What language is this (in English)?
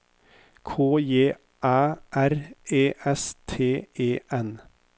Norwegian